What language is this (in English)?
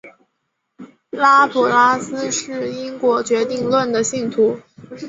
Chinese